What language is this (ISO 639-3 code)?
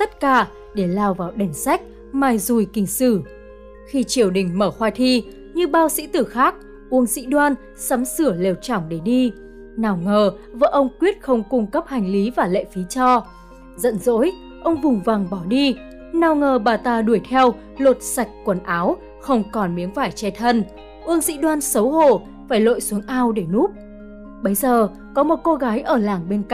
vie